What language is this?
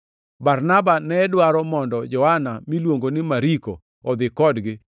Luo (Kenya and Tanzania)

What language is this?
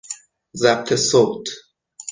Persian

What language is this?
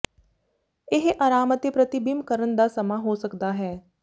Punjabi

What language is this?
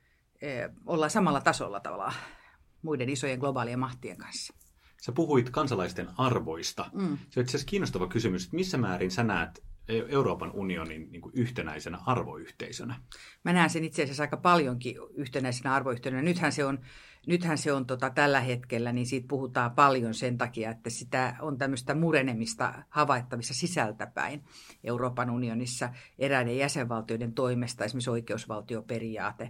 Finnish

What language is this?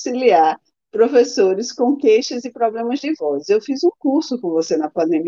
Portuguese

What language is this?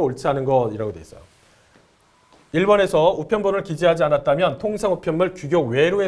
Korean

